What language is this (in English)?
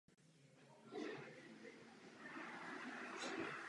Czech